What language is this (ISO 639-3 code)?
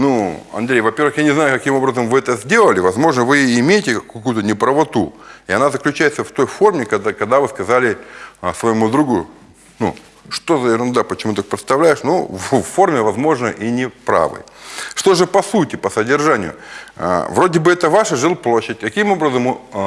rus